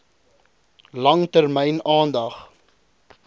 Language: Afrikaans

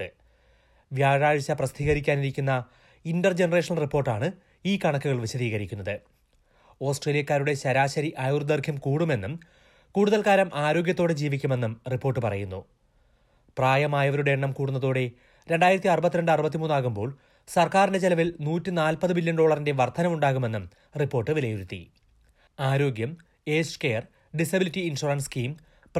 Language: Malayalam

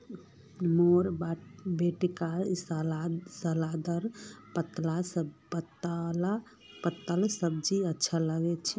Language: Magahi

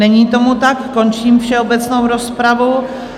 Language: Czech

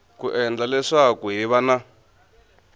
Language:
Tsonga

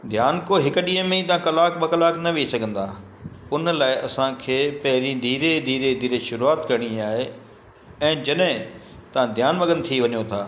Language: Sindhi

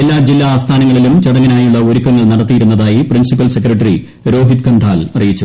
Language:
Malayalam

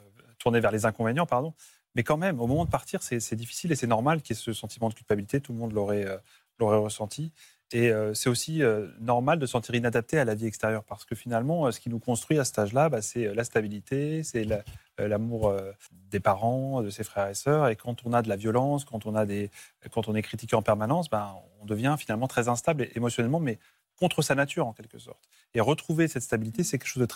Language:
French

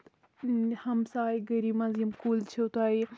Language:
Kashmiri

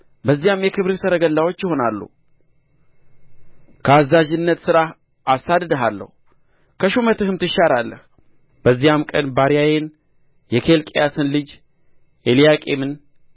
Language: Amharic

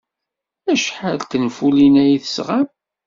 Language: Kabyle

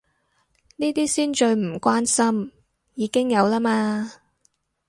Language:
Cantonese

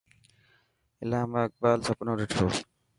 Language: Dhatki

